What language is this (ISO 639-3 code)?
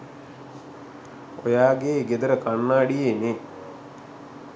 sin